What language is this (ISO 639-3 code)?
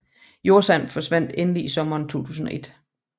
dan